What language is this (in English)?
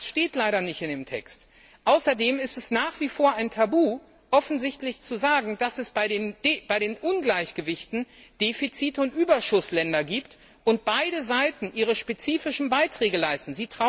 German